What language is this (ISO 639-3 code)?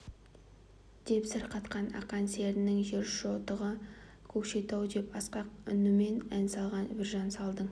kaz